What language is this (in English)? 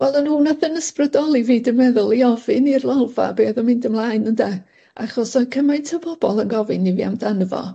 Welsh